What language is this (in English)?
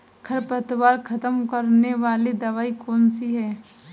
Hindi